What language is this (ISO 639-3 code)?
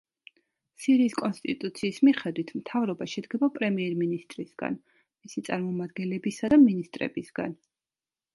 kat